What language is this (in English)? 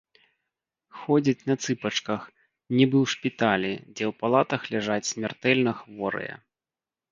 Belarusian